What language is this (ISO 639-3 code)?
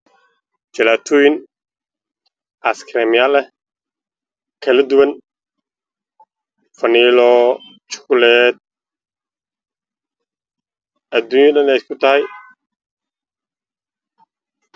som